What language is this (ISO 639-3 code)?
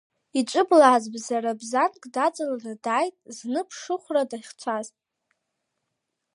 abk